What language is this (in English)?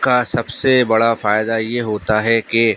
Urdu